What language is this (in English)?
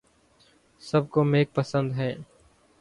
Urdu